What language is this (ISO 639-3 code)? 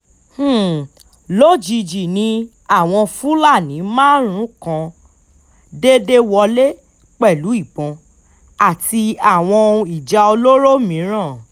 yor